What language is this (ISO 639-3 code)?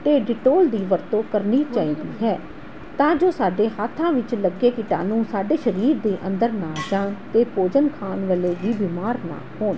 pan